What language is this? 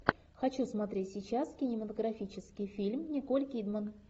Russian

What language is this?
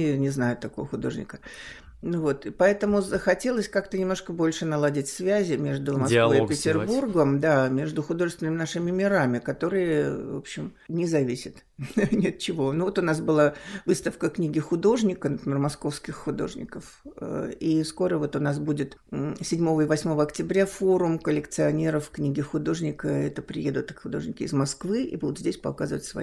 Russian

